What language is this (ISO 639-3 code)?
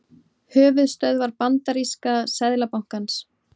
isl